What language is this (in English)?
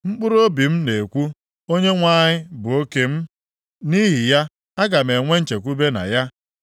Igbo